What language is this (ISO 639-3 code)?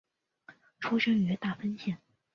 zho